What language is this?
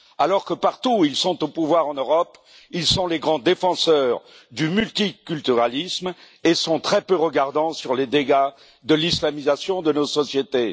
French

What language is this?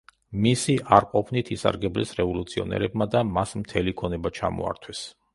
Georgian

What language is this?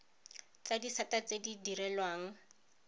Tswana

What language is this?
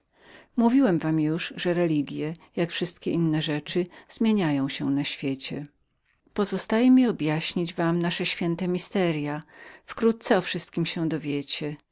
Polish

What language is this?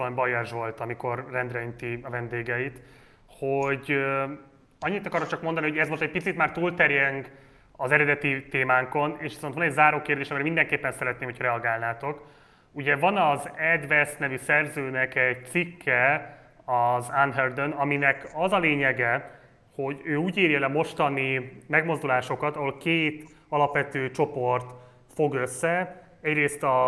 Hungarian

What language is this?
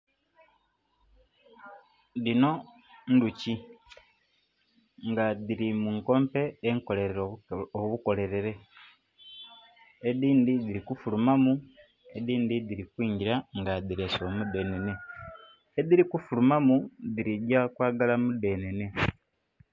Soga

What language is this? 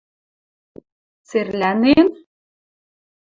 Western Mari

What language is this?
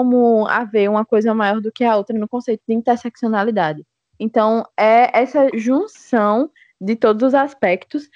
Portuguese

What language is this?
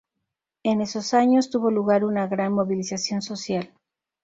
Spanish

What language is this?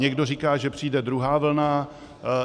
Czech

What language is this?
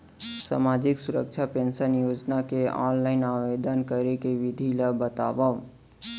Chhattisgarhi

